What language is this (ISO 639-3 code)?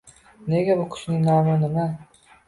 uzb